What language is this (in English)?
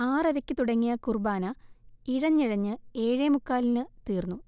Malayalam